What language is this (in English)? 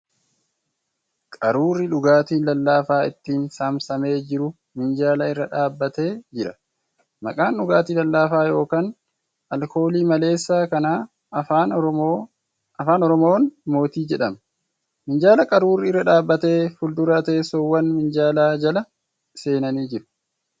Oromo